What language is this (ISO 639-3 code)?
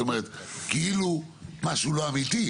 heb